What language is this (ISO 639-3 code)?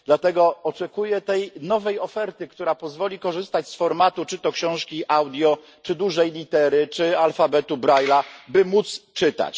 pol